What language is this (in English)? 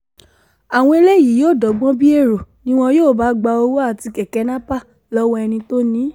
Yoruba